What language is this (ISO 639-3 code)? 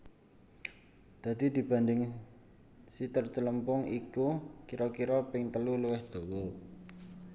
jav